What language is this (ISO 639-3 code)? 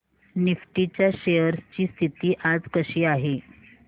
mar